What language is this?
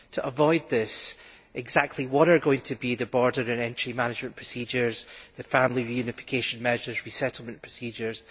English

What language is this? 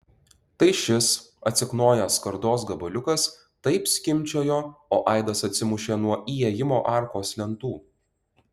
Lithuanian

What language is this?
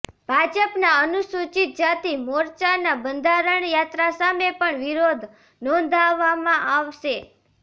Gujarati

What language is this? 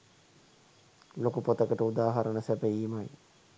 Sinhala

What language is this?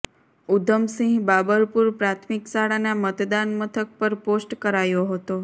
Gujarati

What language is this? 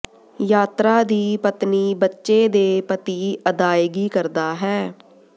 Punjabi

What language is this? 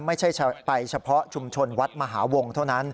Thai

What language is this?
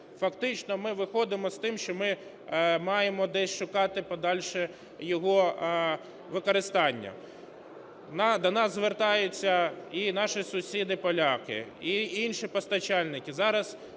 Ukrainian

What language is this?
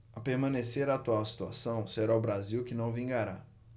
Portuguese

